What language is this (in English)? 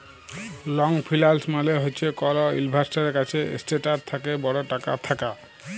Bangla